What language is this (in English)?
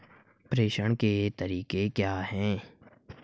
Hindi